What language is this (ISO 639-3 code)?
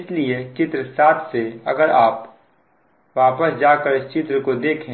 hin